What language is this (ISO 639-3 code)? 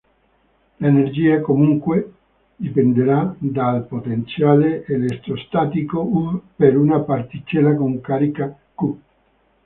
ita